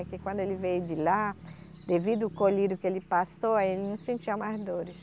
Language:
Portuguese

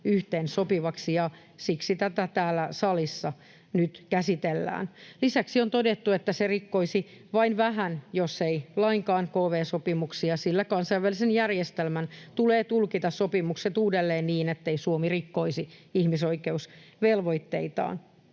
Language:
Finnish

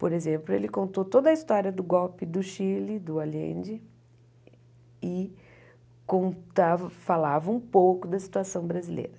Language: Portuguese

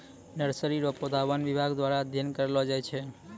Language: Maithili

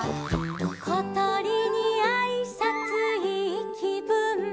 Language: Japanese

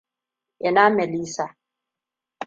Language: Hausa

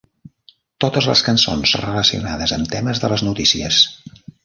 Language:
Catalan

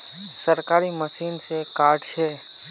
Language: Magahi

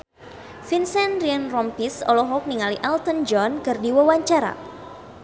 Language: Sundanese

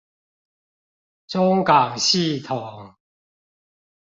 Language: Chinese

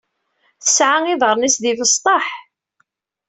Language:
Kabyle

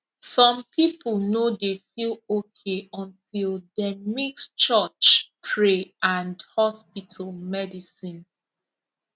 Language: Nigerian Pidgin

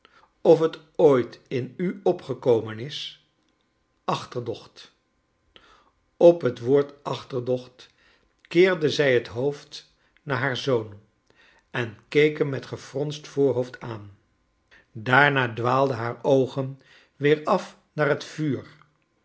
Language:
Dutch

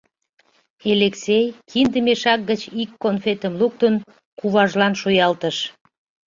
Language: Mari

